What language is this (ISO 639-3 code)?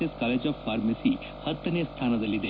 kan